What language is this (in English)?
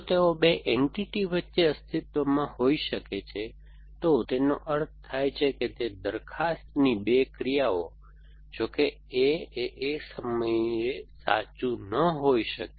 Gujarati